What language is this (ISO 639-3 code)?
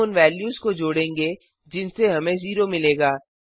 hin